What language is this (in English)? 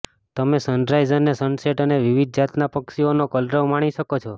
Gujarati